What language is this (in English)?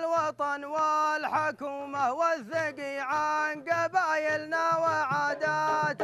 Arabic